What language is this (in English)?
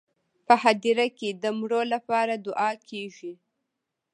Pashto